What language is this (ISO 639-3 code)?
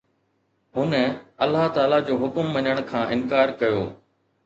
snd